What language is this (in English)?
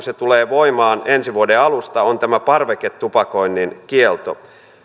Finnish